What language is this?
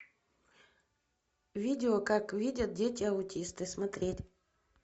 Russian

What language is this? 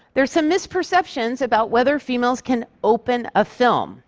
English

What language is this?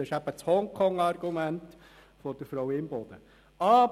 Swiss German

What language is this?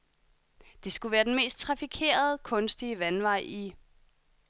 Danish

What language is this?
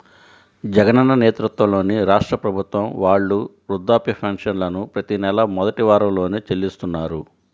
Telugu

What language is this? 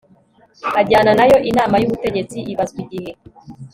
Kinyarwanda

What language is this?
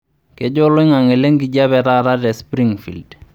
Masai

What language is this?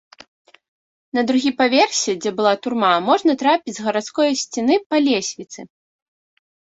Belarusian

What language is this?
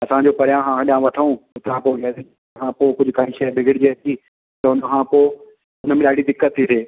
Sindhi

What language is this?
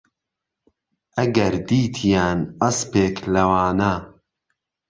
Central Kurdish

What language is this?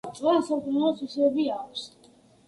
Georgian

